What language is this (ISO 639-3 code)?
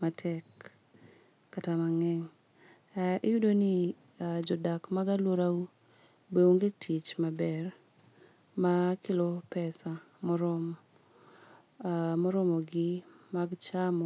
luo